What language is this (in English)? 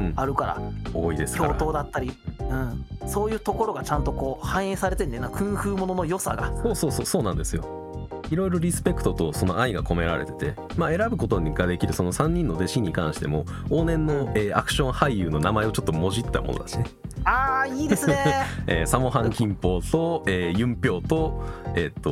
Japanese